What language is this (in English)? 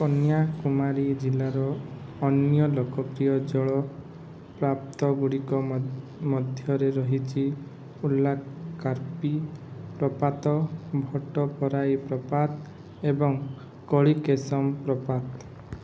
Odia